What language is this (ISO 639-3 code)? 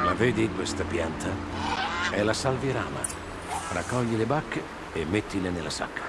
ita